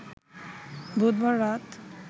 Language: Bangla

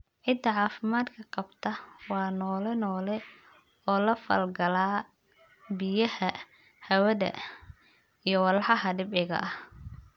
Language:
Somali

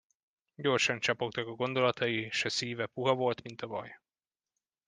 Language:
Hungarian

